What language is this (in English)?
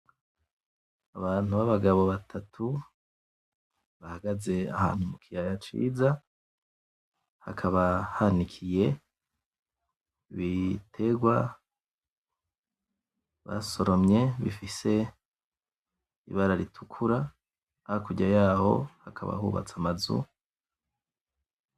Rundi